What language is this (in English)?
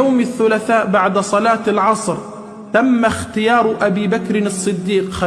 Arabic